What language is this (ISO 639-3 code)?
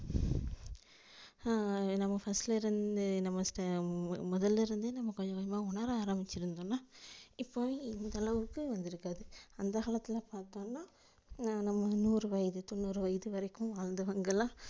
tam